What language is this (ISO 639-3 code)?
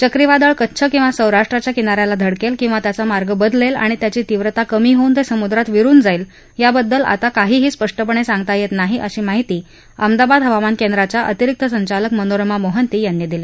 mar